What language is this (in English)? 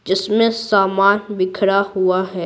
Hindi